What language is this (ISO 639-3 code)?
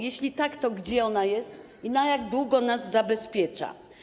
pol